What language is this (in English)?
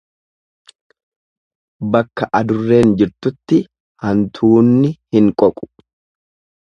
Oromo